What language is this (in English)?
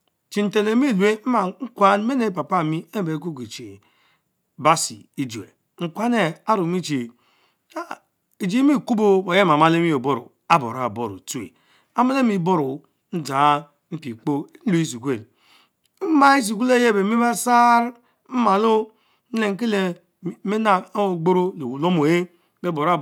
Mbe